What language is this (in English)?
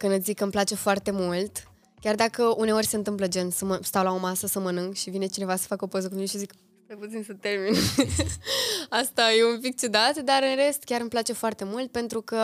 Romanian